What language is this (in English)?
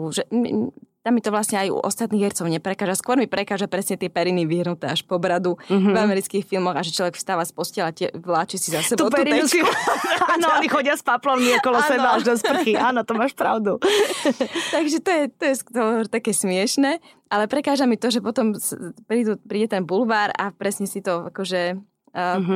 Slovak